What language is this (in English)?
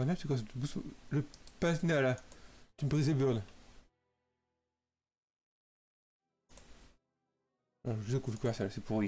French